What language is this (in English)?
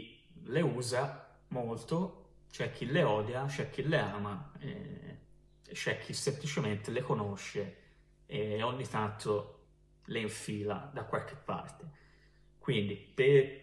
Italian